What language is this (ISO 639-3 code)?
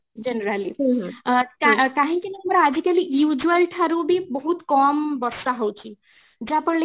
ori